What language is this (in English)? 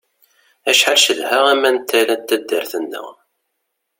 Kabyle